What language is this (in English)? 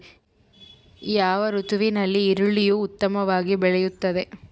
Kannada